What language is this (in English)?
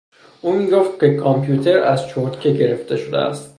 Persian